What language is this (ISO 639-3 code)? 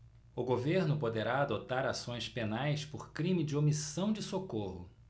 por